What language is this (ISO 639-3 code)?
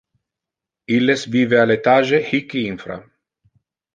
ina